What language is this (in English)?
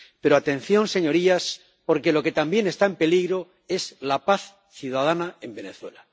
Spanish